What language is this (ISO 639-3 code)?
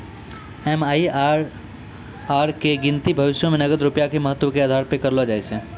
mai